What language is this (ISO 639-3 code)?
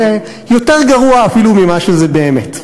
heb